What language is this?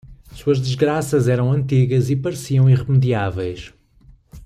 Portuguese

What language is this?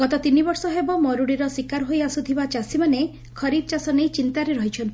Odia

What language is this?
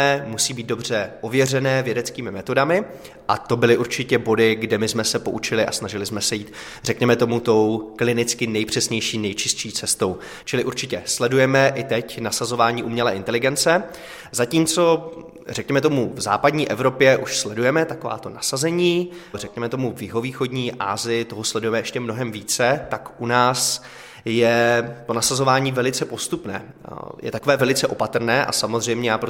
Czech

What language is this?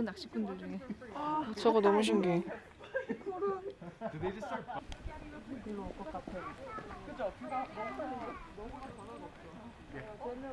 Korean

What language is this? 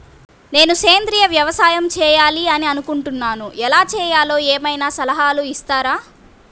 Telugu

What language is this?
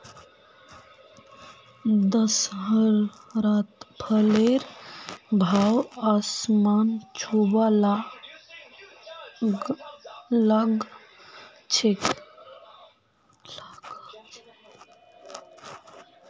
Magahi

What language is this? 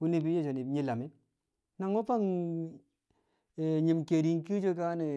Kamo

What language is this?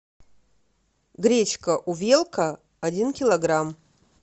Russian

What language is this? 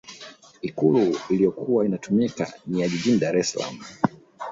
Swahili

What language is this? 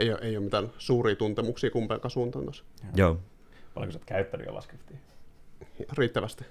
Finnish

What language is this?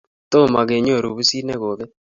Kalenjin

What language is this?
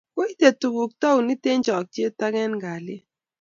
Kalenjin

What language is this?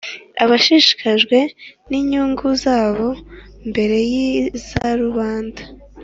Kinyarwanda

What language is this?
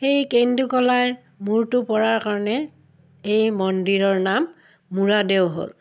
Assamese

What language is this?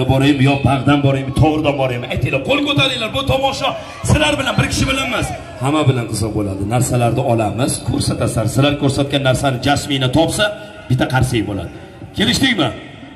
Turkish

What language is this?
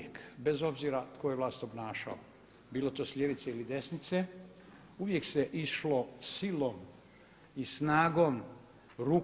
Croatian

